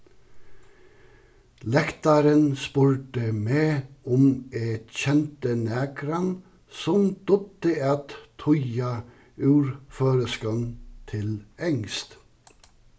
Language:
Faroese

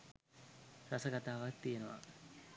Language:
Sinhala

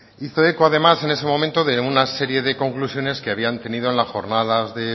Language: Spanish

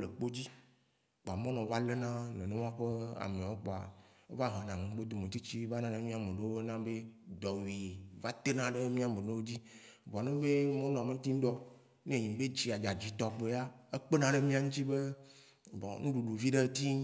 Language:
Waci Gbe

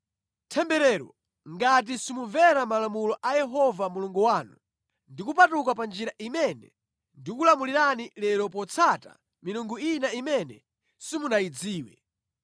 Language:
Nyanja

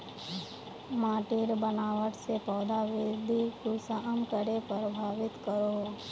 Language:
Magahi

